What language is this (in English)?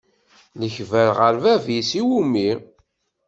Kabyle